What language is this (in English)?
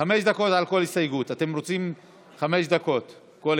Hebrew